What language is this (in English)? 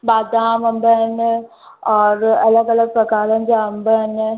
Sindhi